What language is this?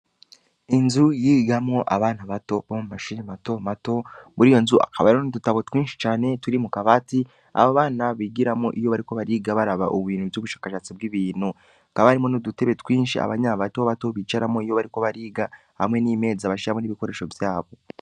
Rundi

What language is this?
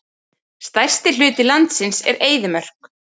Icelandic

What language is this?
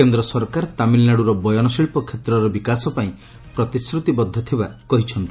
Odia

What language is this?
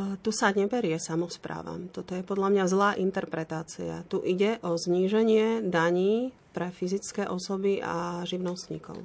Slovak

